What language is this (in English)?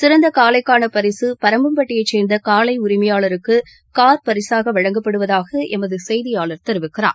Tamil